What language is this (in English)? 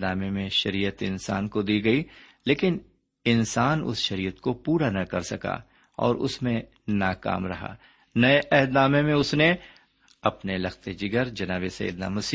Urdu